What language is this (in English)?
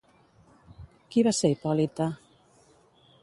Catalan